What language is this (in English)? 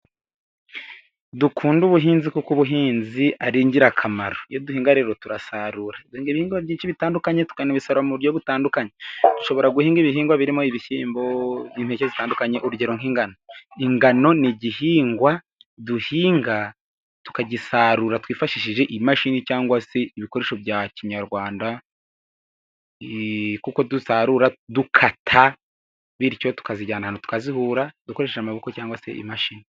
Kinyarwanda